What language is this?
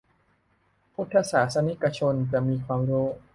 Thai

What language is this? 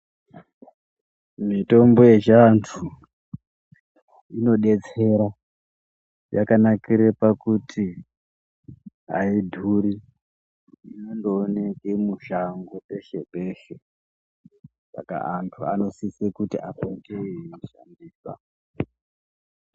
Ndau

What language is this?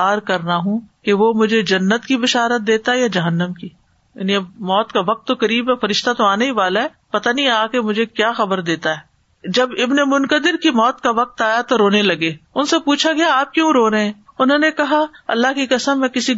Urdu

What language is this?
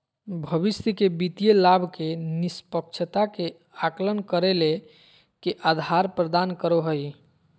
Magahi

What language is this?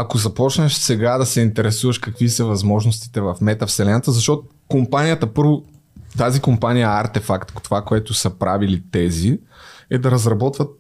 Bulgarian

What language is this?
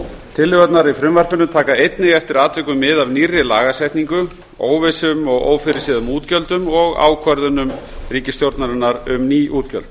Icelandic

